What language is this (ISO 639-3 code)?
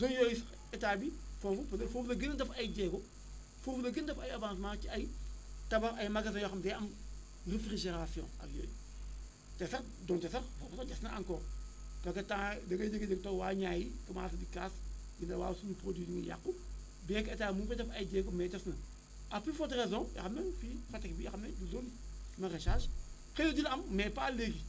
wol